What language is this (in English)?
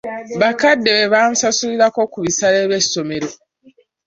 Ganda